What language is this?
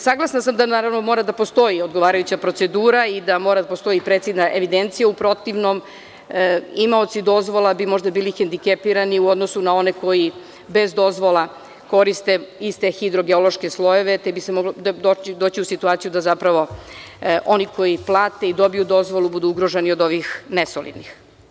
Serbian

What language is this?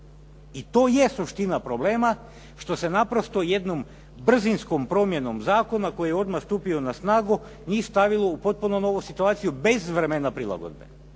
Croatian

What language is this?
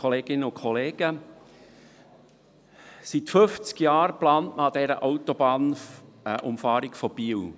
Swiss German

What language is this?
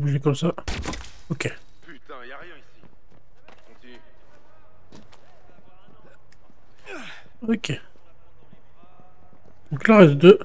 French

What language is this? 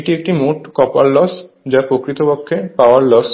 Bangla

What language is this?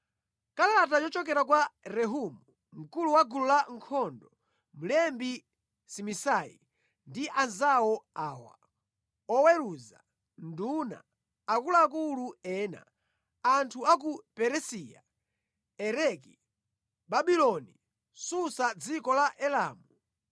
Nyanja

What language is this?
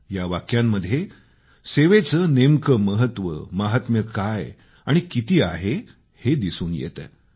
Marathi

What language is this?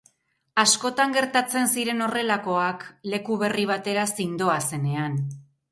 Basque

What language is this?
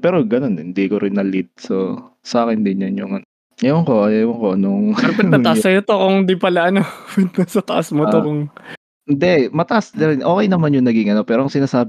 Filipino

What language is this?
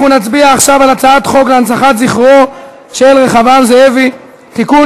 Hebrew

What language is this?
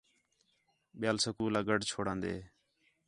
Khetrani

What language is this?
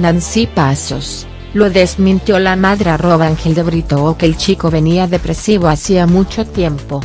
Spanish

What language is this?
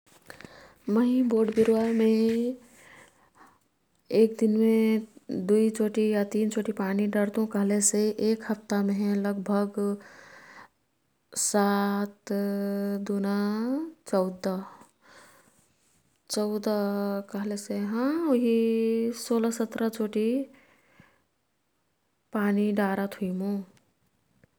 Kathoriya Tharu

